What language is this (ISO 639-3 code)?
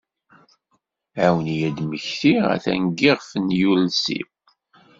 kab